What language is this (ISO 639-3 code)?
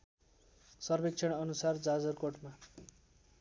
nep